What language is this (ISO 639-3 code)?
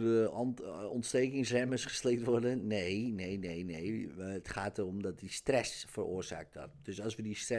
nld